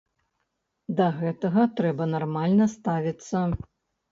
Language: Belarusian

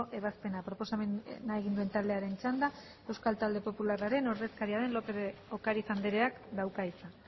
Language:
Basque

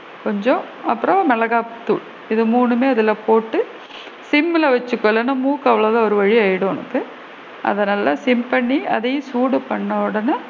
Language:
Tamil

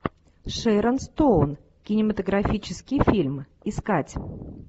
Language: Russian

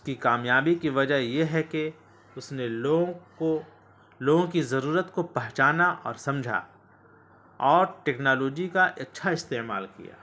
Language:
Urdu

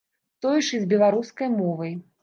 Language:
Belarusian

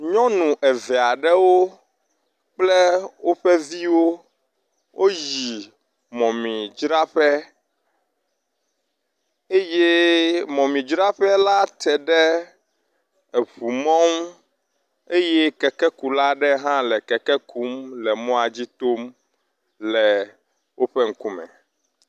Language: Ewe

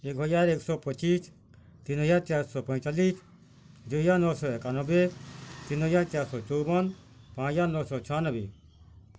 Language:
Odia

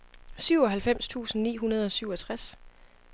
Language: Danish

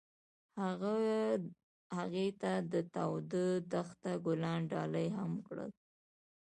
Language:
Pashto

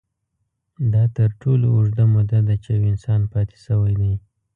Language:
Pashto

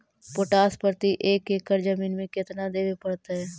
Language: Magahi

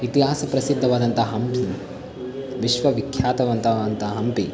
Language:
Kannada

